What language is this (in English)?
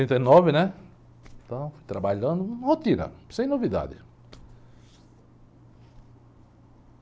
Portuguese